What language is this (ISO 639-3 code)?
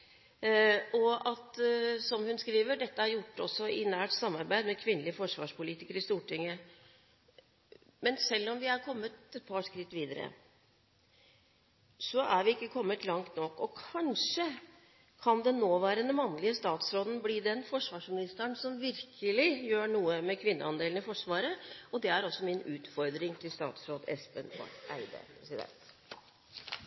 nob